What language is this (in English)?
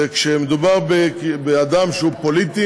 Hebrew